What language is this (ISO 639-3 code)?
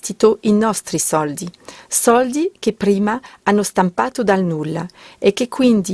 ita